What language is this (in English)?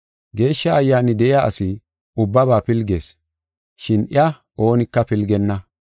Gofa